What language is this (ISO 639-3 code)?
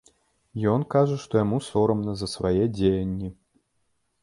bel